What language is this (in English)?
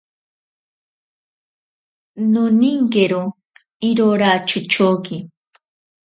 Ashéninka Perené